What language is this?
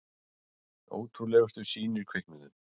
Icelandic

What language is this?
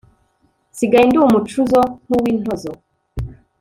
Kinyarwanda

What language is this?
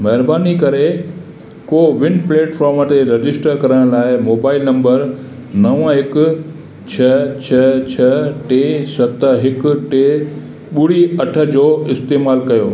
Sindhi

